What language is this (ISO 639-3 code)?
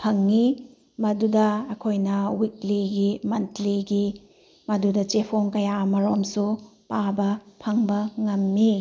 mni